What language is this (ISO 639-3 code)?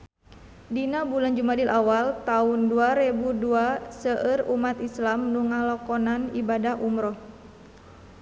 sun